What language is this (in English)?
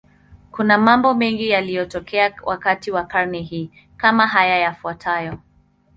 Swahili